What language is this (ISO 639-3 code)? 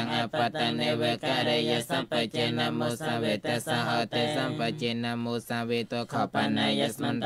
tha